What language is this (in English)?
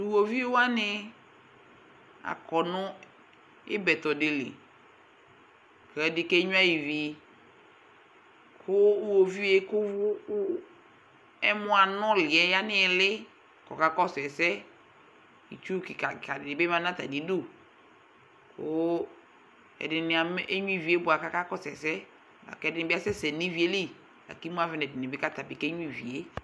Ikposo